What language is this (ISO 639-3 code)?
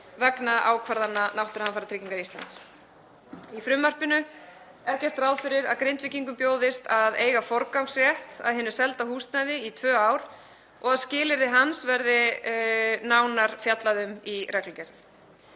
isl